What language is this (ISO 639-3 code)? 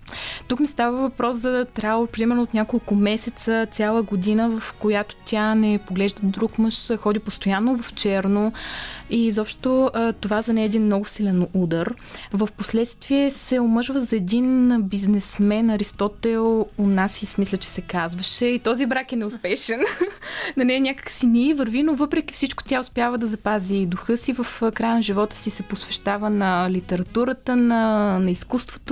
bul